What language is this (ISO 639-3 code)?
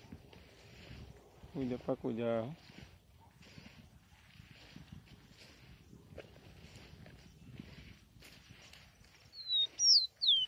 por